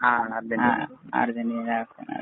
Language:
Malayalam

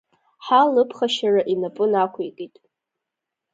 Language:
Abkhazian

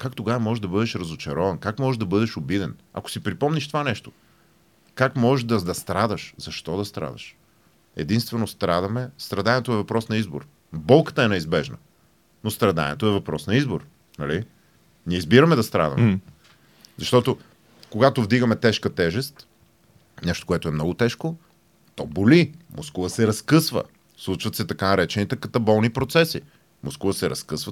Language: Bulgarian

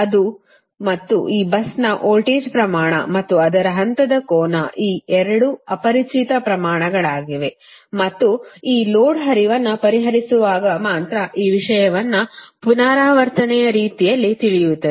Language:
Kannada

